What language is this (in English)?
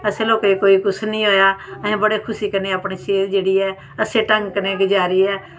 Dogri